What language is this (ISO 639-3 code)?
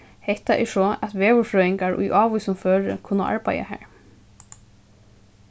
fao